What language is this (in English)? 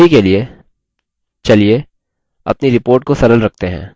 Hindi